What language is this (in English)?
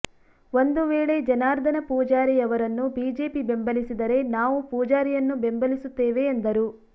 Kannada